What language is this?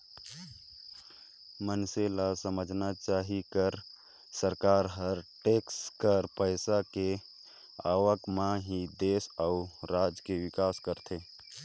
Chhattisgarhi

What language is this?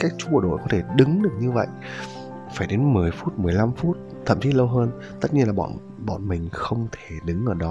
Vietnamese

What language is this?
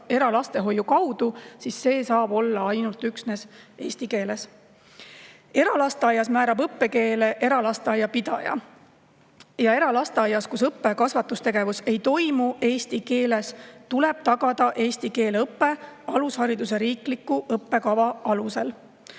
Estonian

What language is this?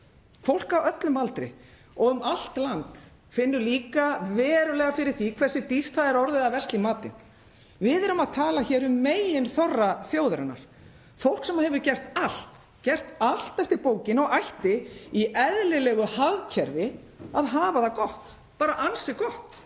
Icelandic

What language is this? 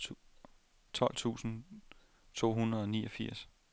Danish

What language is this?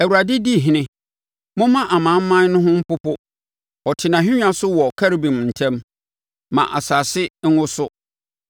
Akan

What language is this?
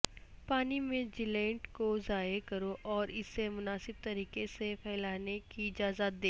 Urdu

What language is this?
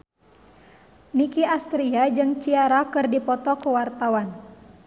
Sundanese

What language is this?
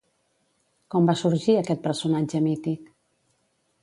Catalan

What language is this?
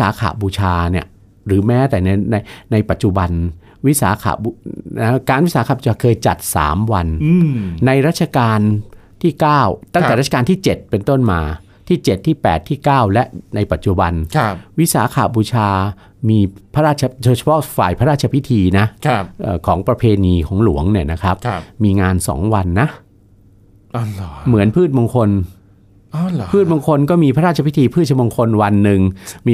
Thai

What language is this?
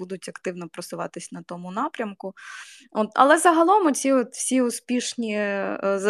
Ukrainian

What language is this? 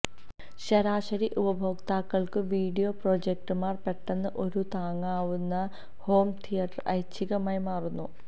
Malayalam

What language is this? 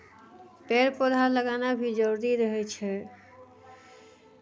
Maithili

